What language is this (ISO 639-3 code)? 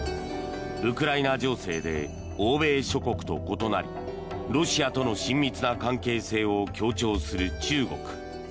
jpn